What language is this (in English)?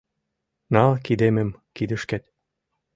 Mari